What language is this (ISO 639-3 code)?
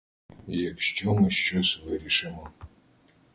ukr